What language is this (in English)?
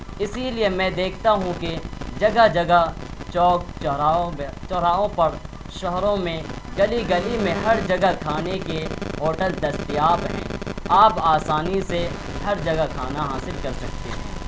Urdu